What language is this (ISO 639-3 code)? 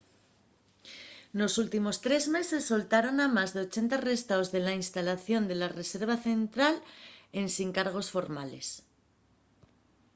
ast